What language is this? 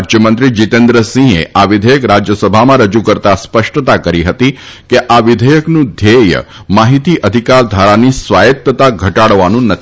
Gujarati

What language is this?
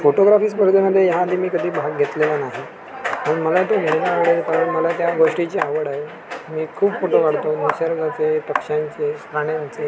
Marathi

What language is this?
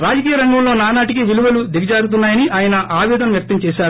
Telugu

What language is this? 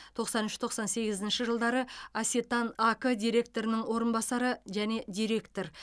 Kazakh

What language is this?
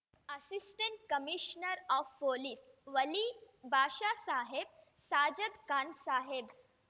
Kannada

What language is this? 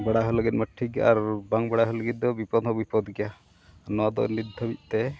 Santali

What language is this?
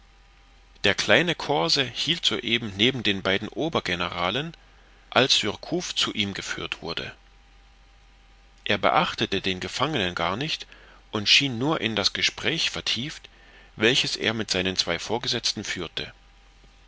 German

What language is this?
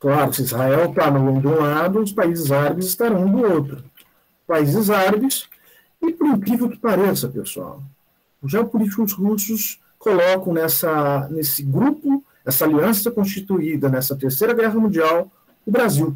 Portuguese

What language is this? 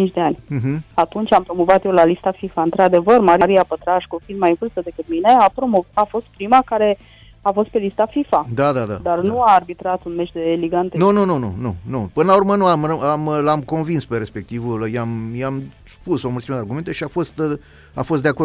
Romanian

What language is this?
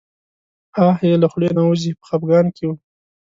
Pashto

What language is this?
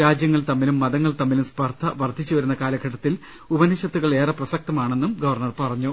Malayalam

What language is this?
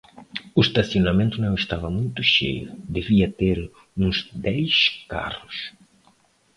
Portuguese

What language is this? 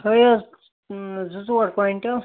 Kashmiri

